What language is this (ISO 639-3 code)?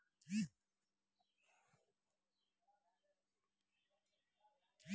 mai